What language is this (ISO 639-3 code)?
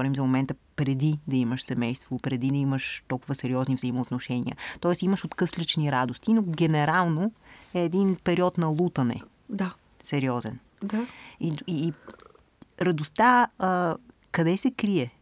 bul